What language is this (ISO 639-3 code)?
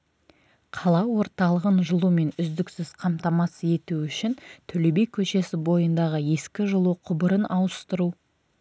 kaz